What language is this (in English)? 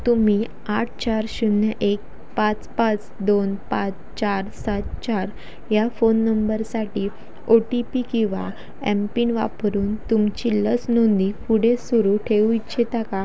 Marathi